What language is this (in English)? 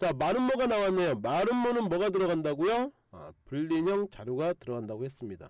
Korean